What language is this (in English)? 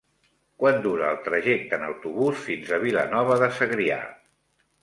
Catalan